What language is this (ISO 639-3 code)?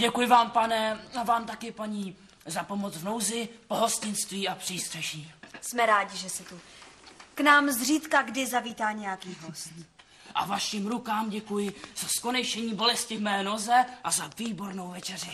ces